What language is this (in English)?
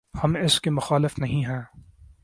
Urdu